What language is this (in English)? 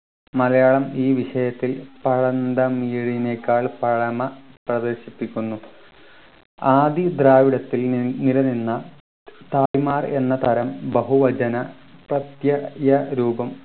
Malayalam